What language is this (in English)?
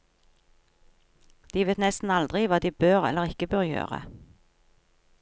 Norwegian